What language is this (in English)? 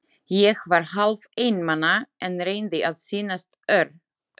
Icelandic